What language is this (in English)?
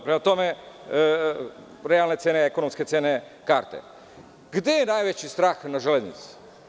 Serbian